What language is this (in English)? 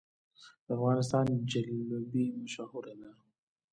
Pashto